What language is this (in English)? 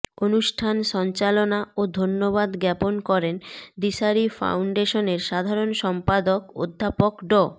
Bangla